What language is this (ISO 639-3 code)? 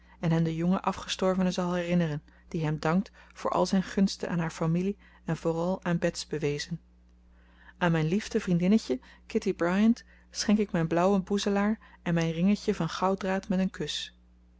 nld